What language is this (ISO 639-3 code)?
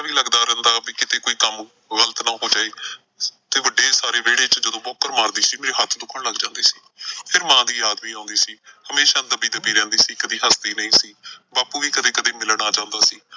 pan